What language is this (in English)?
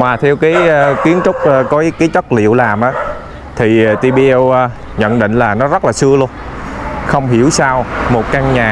Vietnamese